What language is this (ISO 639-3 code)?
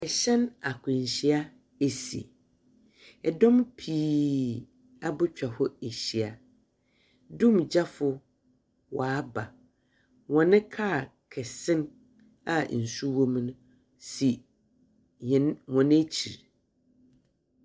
aka